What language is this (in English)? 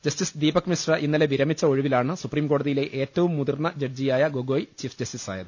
Malayalam